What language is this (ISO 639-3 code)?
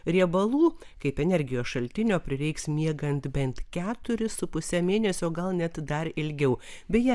lit